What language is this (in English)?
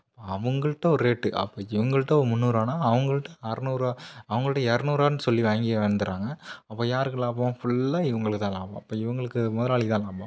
Tamil